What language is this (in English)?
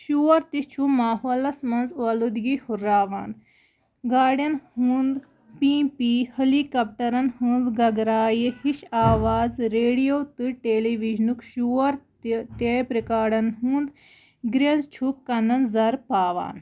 Kashmiri